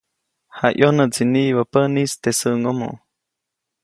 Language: Copainalá Zoque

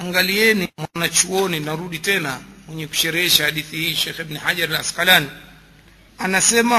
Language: Swahili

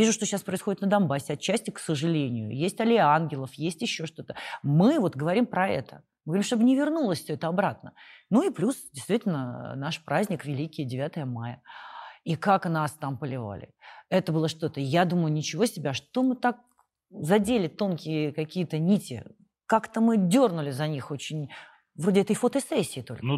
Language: Russian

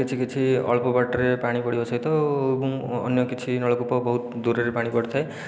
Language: Odia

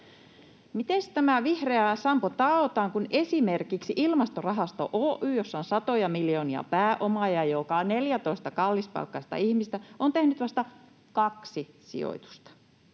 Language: Finnish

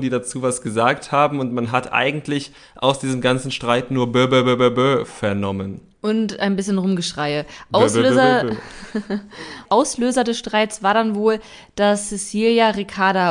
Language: German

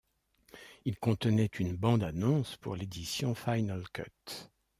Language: French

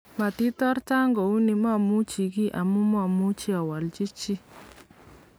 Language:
Kalenjin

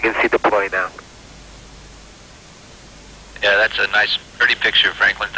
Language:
German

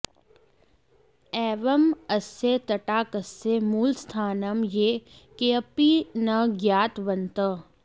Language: Sanskrit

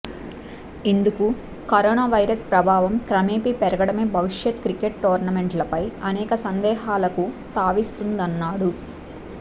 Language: Telugu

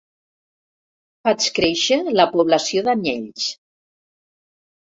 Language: Catalan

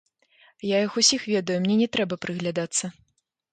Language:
Belarusian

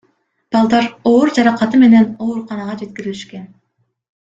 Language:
Kyrgyz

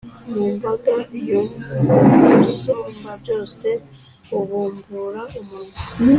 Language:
Kinyarwanda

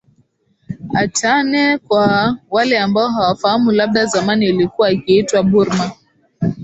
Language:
Swahili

